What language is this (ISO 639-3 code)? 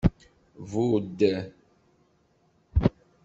kab